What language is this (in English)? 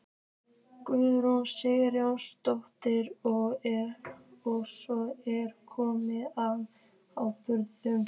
Icelandic